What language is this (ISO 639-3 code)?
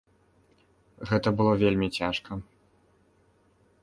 bel